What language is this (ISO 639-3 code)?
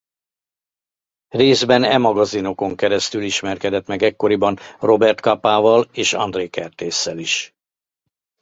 hun